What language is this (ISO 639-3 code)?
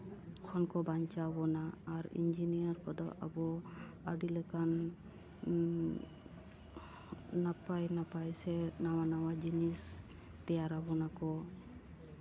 sat